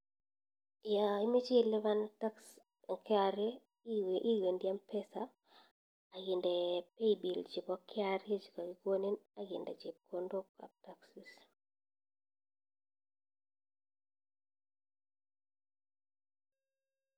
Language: Kalenjin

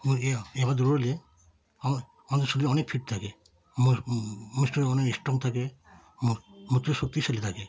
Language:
Bangla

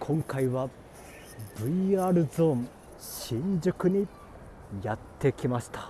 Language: Japanese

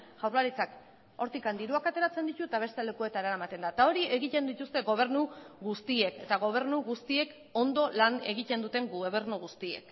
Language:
Basque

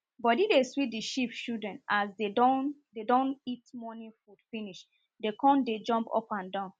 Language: Nigerian Pidgin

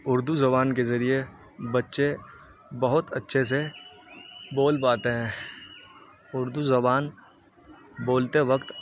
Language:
Urdu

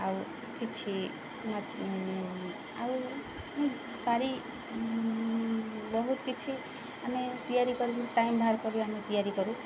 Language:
Odia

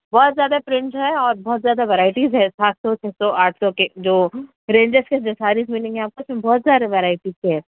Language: Urdu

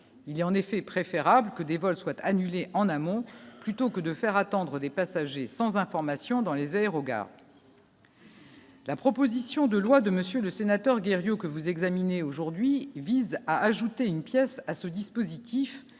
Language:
French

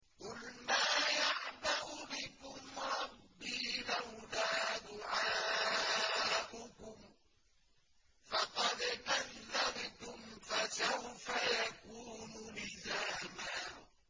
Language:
Arabic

